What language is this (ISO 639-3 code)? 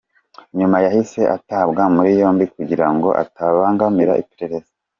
kin